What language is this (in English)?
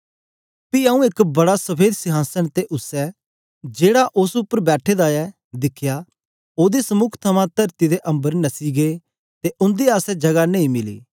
Dogri